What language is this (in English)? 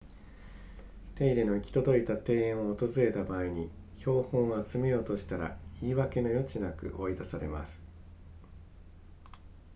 Japanese